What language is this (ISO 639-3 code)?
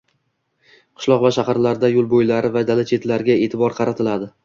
uzb